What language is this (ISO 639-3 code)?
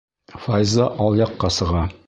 bak